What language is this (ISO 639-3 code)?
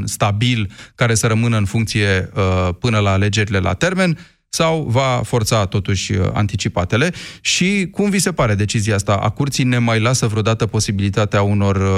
ron